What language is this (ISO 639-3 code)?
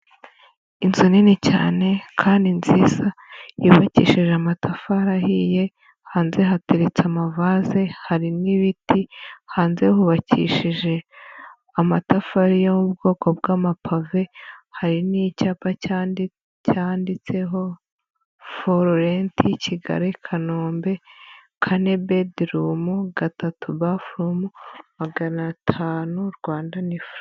kin